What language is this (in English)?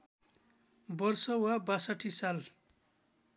Nepali